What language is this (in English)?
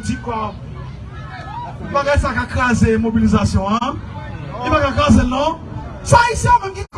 French